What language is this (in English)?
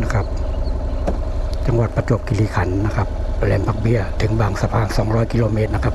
Thai